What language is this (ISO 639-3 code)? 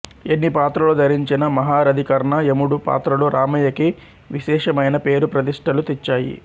tel